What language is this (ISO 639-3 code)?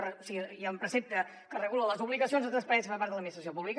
cat